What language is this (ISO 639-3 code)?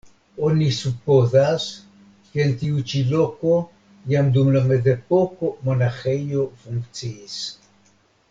epo